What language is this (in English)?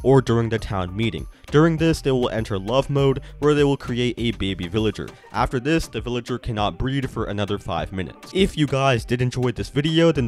English